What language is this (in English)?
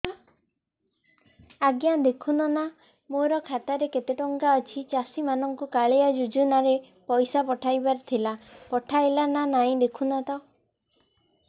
Odia